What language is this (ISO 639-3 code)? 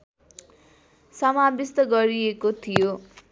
nep